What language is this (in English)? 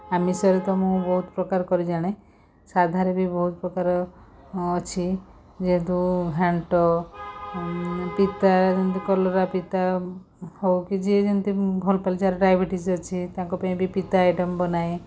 Odia